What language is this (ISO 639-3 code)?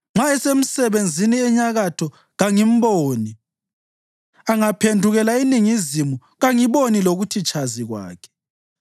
nde